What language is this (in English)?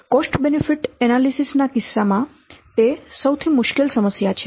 Gujarati